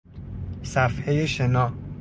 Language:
Persian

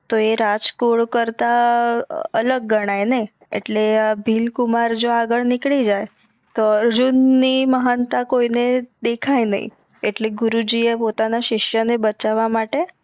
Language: Gujarati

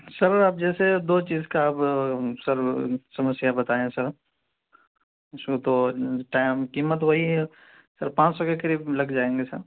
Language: Urdu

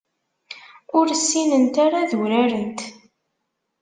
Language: Kabyle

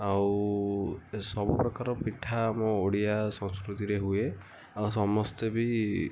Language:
Odia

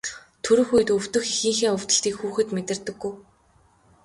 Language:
Mongolian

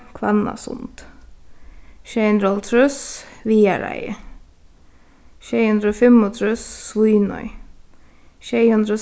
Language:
Faroese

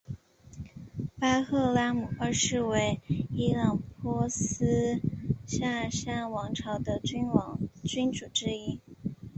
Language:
Chinese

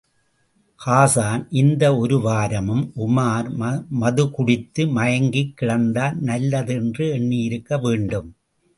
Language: Tamil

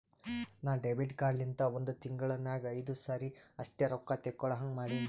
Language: Kannada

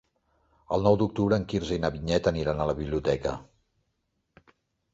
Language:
Catalan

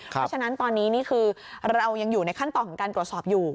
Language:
Thai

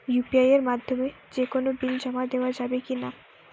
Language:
Bangla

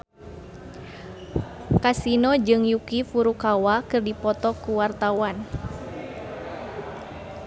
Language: Sundanese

